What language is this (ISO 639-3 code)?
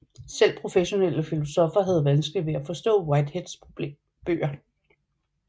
dan